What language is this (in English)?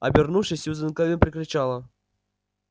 Russian